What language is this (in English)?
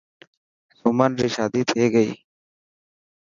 Dhatki